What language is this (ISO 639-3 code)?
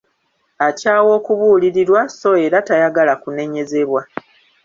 lug